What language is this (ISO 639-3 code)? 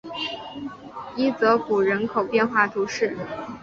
zho